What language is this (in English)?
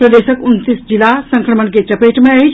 Maithili